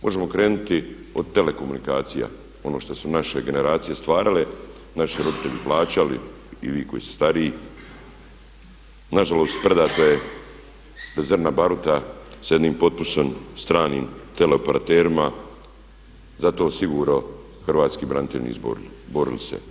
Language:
Croatian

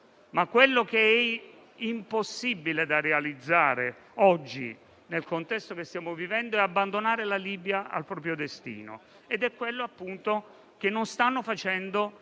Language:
Italian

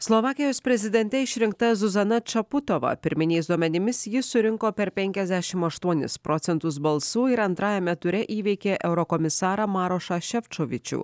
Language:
Lithuanian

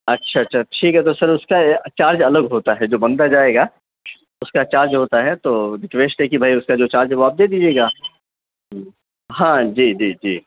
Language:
Urdu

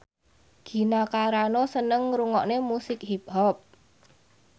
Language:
Javanese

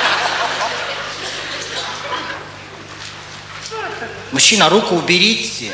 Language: Russian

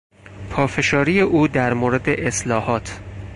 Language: Persian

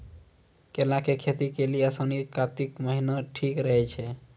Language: Maithili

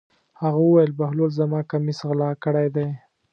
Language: Pashto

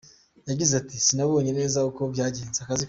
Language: Kinyarwanda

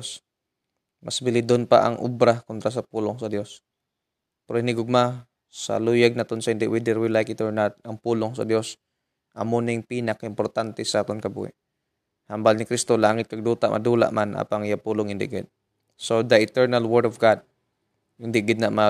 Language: Filipino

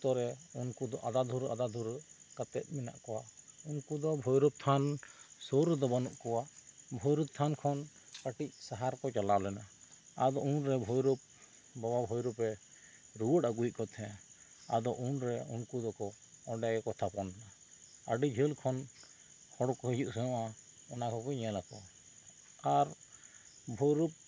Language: Santali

